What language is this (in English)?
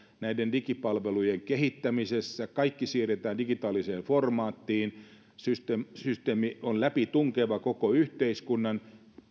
Finnish